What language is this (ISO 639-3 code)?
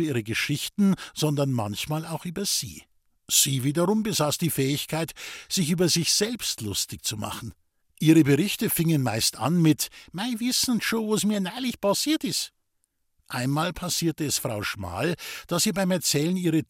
deu